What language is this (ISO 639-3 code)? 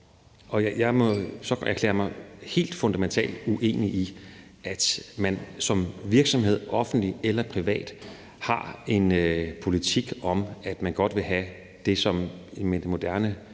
dan